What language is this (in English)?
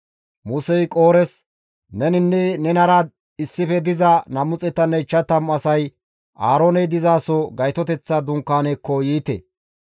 Gamo